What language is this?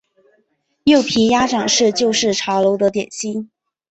Chinese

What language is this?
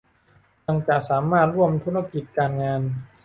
Thai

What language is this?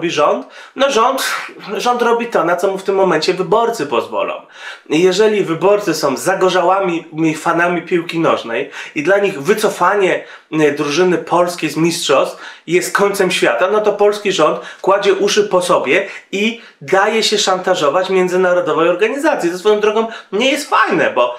Polish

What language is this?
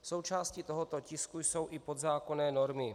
Czech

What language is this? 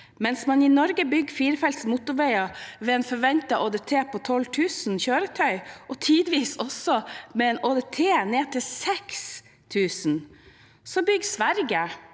Norwegian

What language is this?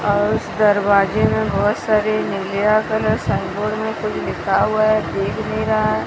Hindi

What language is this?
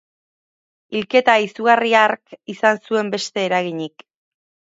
Basque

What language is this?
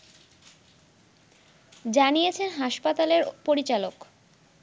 Bangla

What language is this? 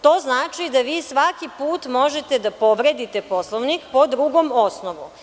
Serbian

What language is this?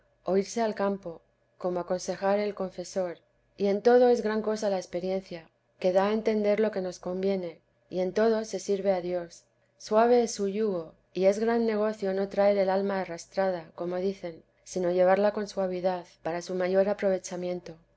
Spanish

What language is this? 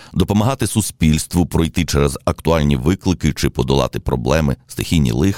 Ukrainian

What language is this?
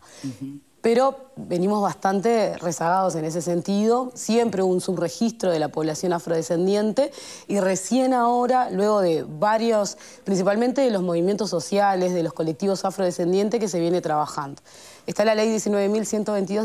Spanish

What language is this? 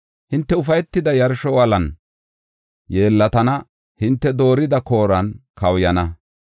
Gofa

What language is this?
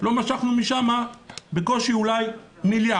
Hebrew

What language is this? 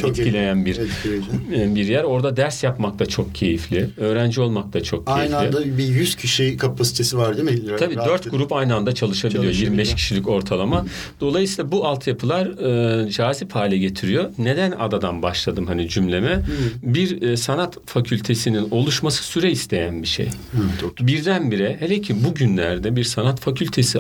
Turkish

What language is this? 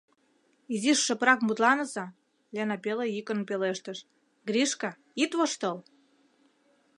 Mari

